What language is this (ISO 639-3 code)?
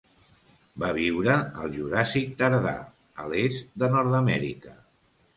cat